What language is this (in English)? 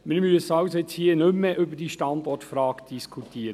Swiss German